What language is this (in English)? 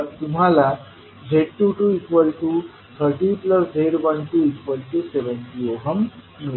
Marathi